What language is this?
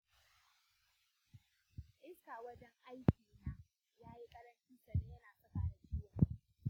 Hausa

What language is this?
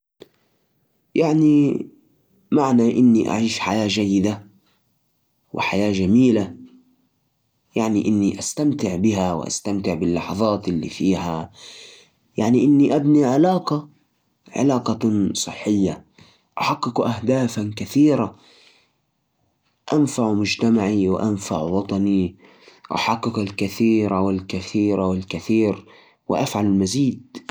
Najdi Arabic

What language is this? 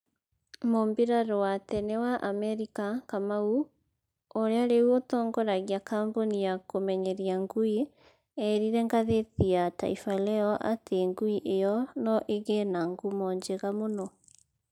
Kikuyu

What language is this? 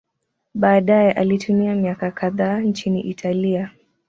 Swahili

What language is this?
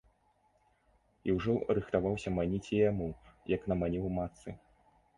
Belarusian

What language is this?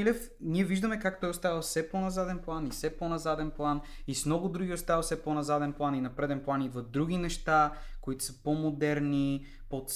Bulgarian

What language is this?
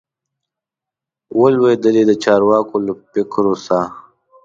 Pashto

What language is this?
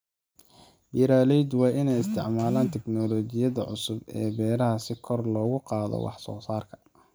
Somali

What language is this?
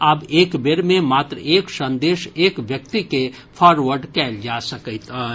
Maithili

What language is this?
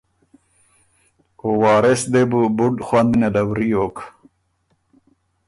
Ormuri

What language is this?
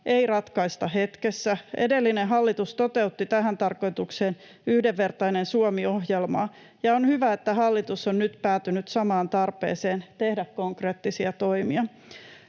Finnish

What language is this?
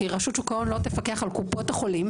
Hebrew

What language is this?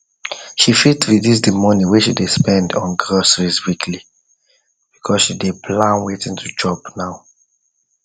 Nigerian Pidgin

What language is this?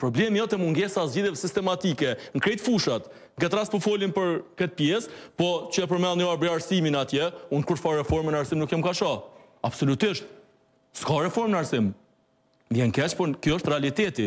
Romanian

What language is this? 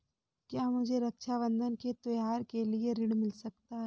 Hindi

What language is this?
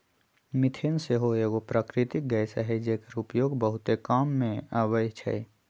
Magahi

